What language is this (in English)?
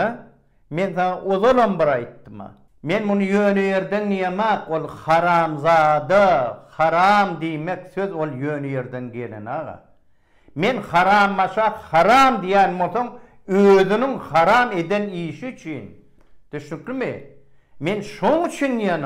Turkish